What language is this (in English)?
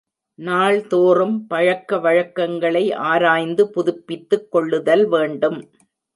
Tamil